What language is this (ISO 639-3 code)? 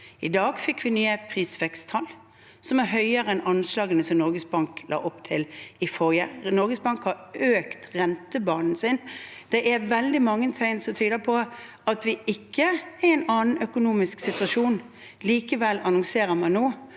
nor